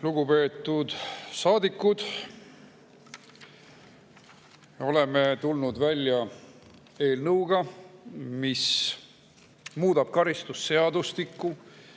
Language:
Estonian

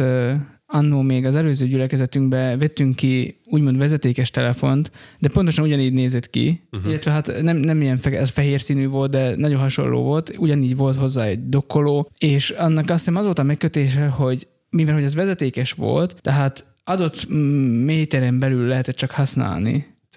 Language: Hungarian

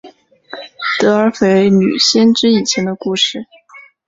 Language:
Chinese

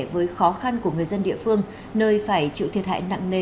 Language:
Vietnamese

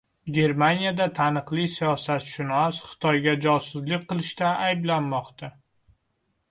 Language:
Uzbek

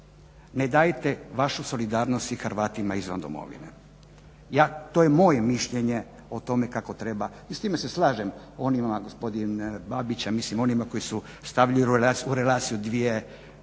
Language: Croatian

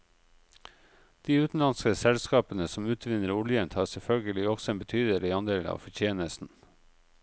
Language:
Norwegian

